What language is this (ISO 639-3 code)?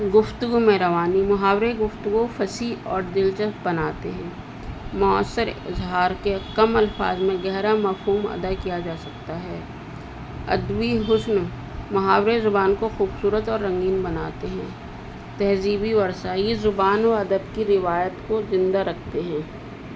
urd